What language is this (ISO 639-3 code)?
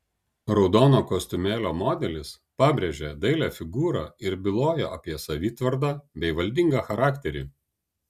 lit